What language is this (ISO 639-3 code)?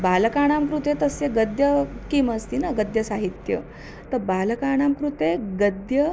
san